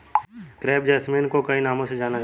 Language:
Hindi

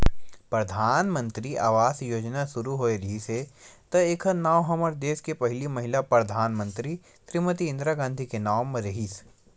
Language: Chhattisgarhi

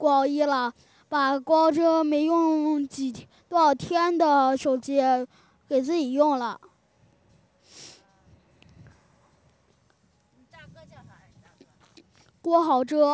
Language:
Chinese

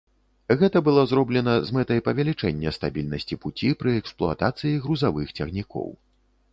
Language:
Belarusian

